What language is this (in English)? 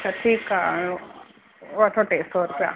Sindhi